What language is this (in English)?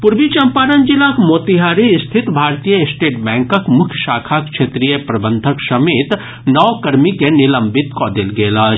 Maithili